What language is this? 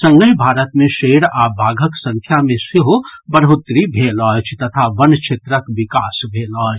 Maithili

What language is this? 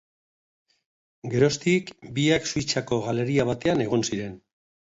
Basque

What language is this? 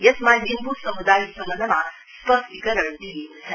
Nepali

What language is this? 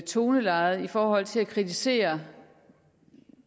Danish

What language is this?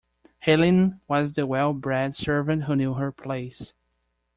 English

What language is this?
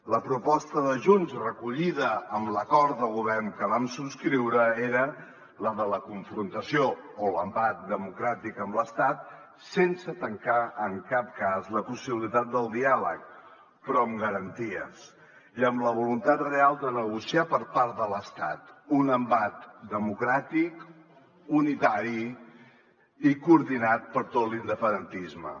Catalan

